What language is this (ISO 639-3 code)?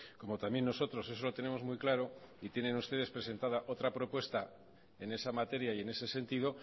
spa